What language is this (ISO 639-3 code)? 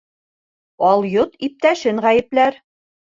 bak